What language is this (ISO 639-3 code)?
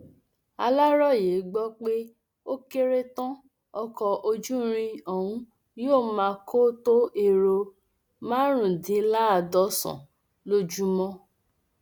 yor